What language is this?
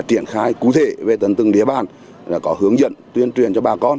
Vietnamese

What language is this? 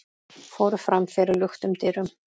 Icelandic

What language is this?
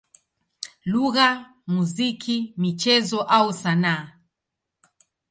Swahili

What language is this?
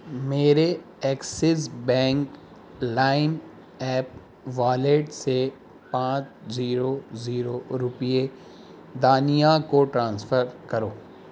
Urdu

